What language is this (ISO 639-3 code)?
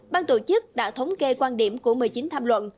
vie